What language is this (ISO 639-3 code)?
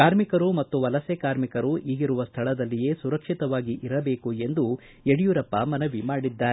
kan